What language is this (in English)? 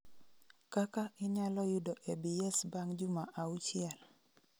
Luo (Kenya and Tanzania)